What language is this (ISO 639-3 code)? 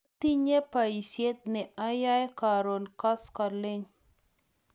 kln